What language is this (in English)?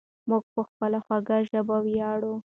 Pashto